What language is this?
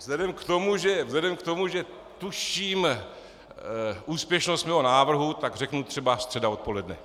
Czech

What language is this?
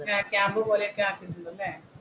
Malayalam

